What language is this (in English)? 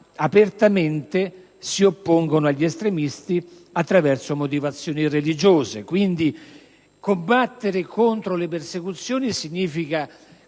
Italian